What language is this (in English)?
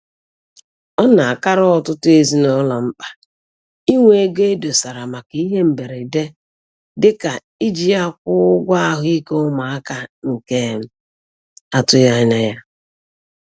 Igbo